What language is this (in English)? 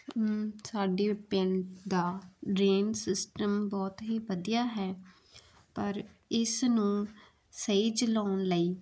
Punjabi